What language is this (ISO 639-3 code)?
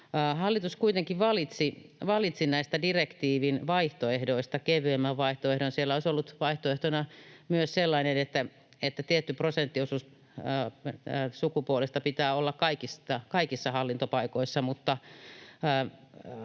fin